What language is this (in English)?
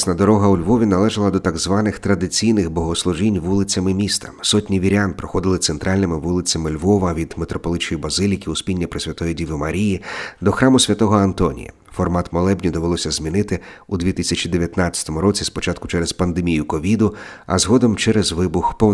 Ukrainian